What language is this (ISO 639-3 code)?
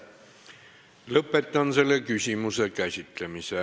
est